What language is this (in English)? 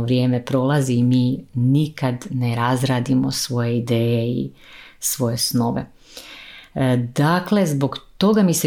Croatian